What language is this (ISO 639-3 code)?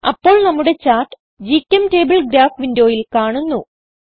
mal